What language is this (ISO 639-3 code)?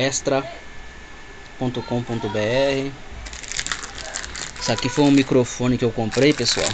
por